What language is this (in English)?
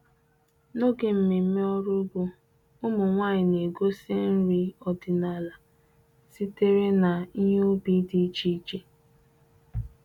Igbo